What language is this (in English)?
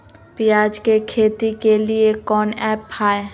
Magahi